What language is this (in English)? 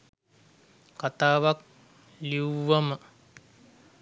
Sinhala